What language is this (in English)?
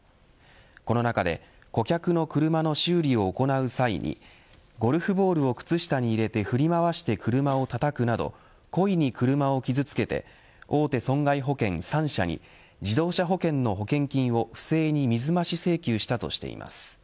Japanese